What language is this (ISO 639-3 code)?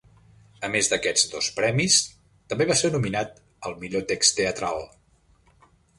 cat